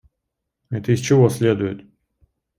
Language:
Russian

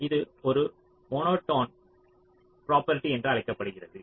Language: Tamil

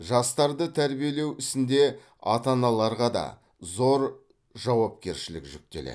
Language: Kazakh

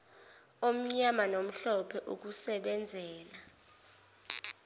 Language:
Zulu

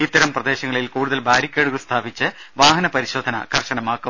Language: Malayalam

